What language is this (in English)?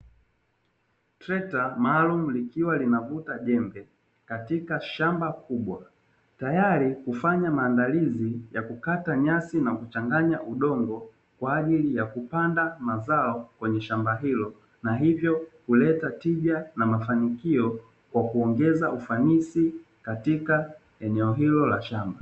Swahili